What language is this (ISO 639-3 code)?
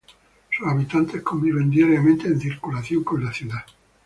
spa